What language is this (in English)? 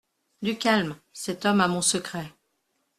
French